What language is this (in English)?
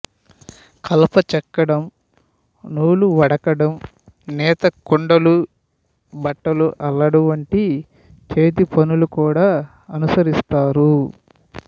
Telugu